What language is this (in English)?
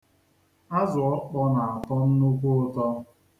Igbo